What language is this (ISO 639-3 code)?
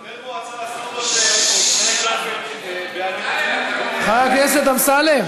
heb